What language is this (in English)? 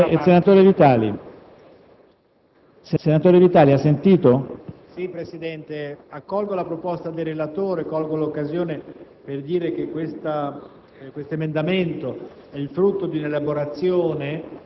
Italian